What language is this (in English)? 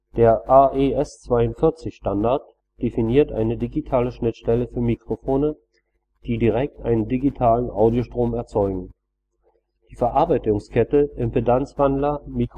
German